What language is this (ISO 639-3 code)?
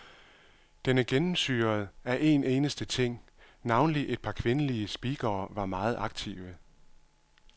dan